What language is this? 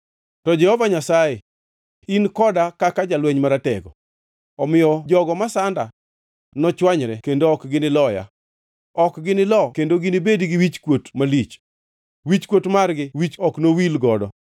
Luo (Kenya and Tanzania)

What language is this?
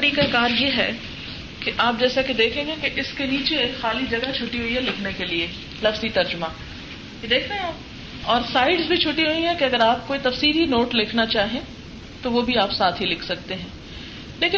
Urdu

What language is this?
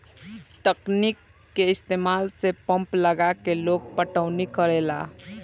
Bhojpuri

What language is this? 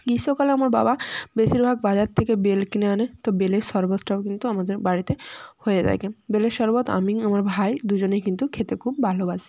Bangla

